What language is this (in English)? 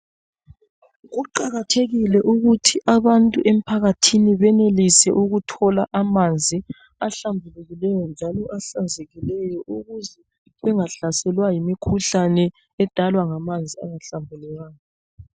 North Ndebele